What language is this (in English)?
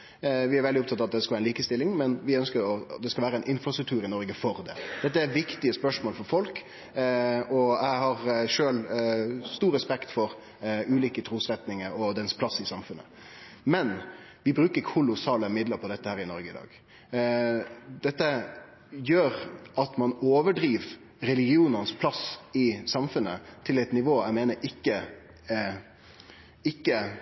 Norwegian Nynorsk